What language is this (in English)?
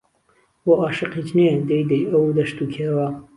Central Kurdish